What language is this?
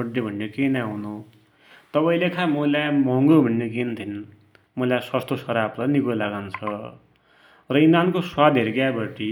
Dotyali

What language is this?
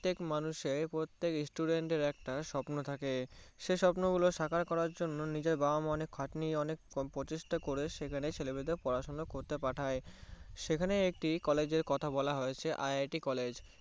Bangla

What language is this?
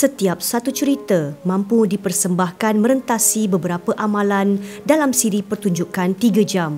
Malay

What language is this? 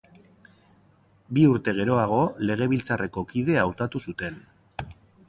Basque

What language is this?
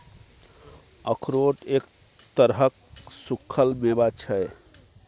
Maithili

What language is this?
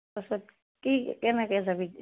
Assamese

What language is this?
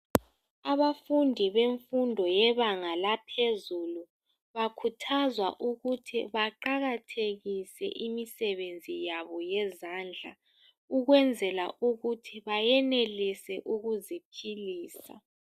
North Ndebele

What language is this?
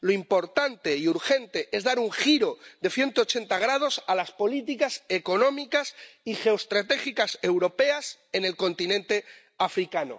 Spanish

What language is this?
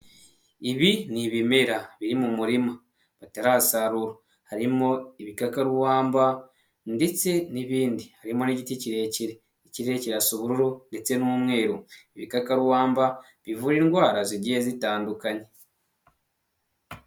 Kinyarwanda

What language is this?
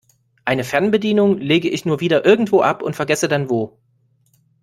German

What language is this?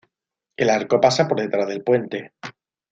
Spanish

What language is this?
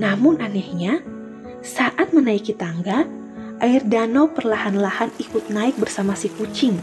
Indonesian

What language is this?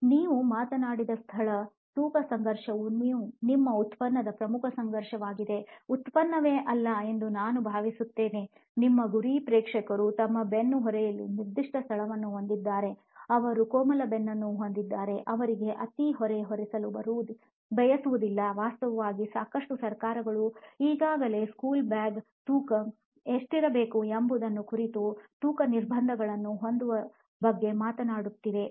Kannada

